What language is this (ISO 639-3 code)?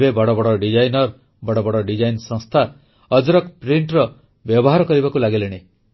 ori